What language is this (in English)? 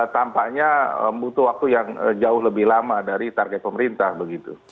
Indonesian